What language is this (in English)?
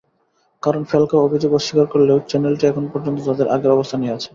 Bangla